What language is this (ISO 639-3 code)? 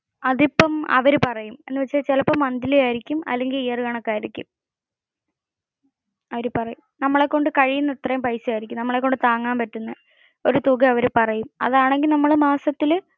mal